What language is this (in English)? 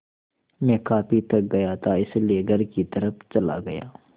Hindi